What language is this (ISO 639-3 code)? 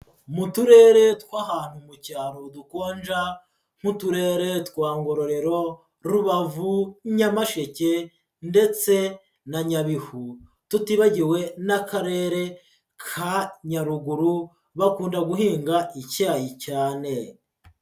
kin